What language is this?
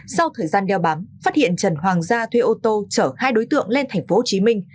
Vietnamese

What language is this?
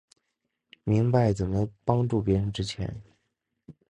Chinese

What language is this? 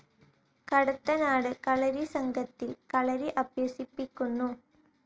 Malayalam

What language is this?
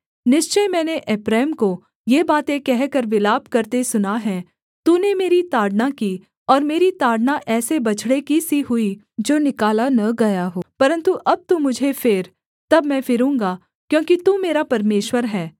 Hindi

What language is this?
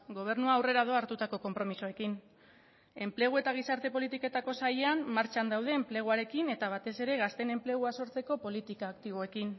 Basque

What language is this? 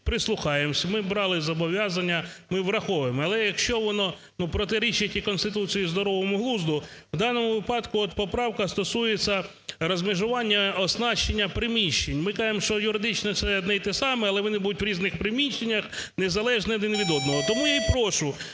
Ukrainian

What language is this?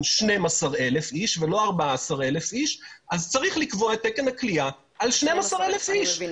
Hebrew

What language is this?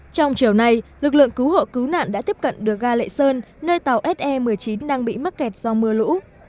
Vietnamese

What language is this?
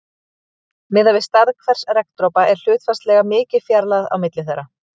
Icelandic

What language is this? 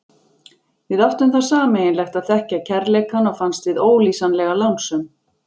Icelandic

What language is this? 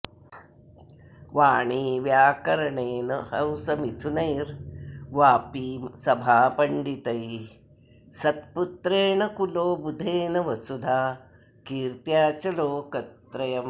Sanskrit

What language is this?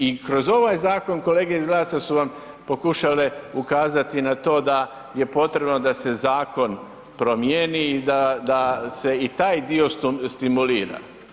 Croatian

